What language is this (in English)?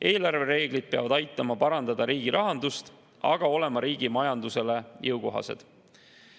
Estonian